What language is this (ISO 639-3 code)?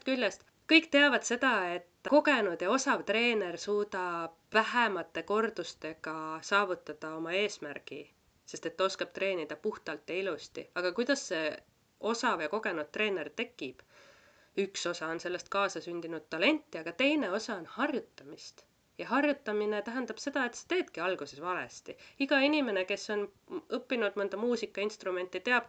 fin